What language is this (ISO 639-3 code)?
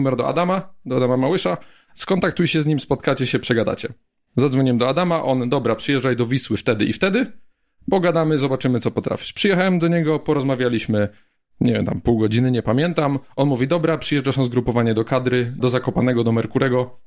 pol